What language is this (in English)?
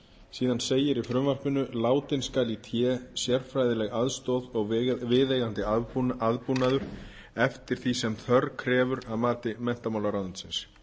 Icelandic